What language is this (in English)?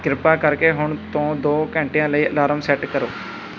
Punjabi